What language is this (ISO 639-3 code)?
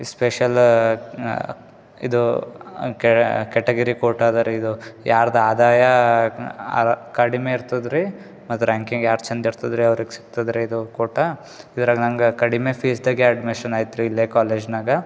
kan